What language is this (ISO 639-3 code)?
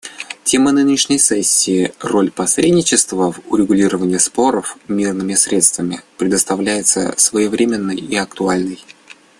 rus